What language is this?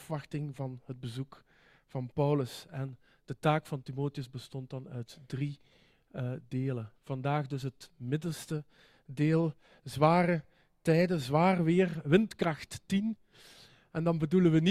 Dutch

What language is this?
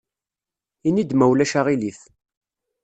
Kabyle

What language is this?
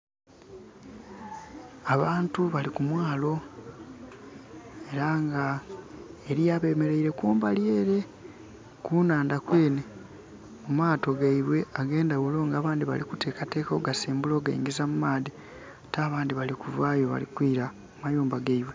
Soga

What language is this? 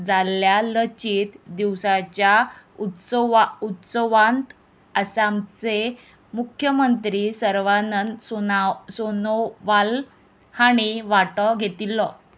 Konkani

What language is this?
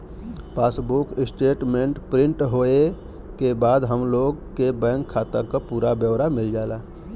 Bhojpuri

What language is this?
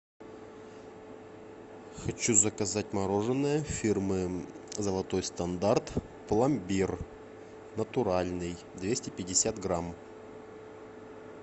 Russian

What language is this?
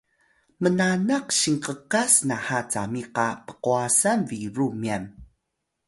Atayal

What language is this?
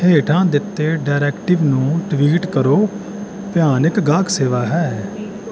Punjabi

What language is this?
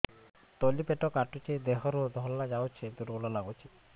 Odia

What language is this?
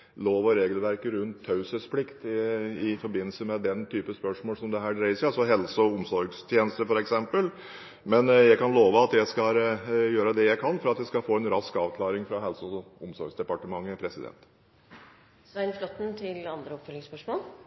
Norwegian Nynorsk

